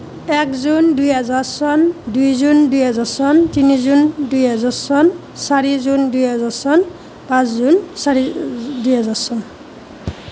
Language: Assamese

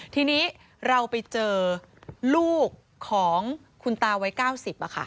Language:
Thai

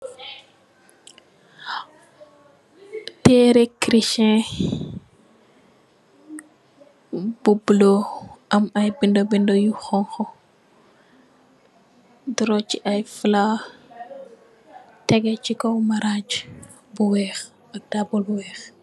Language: Wolof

